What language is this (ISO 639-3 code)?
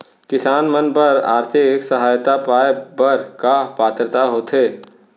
hne